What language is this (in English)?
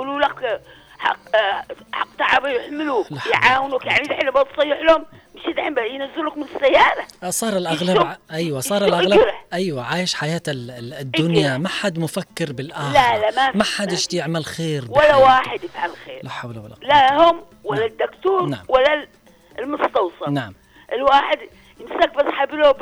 Arabic